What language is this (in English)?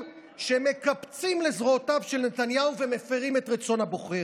Hebrew